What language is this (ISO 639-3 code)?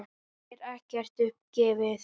isl